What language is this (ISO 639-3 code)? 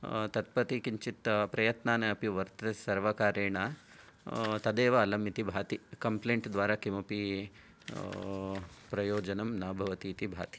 san